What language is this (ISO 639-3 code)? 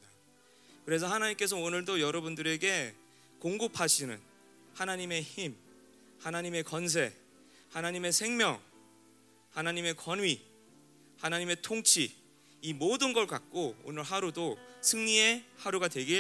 kor